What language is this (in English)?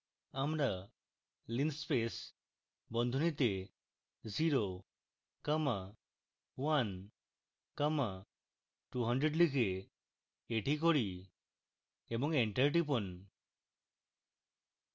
Bangla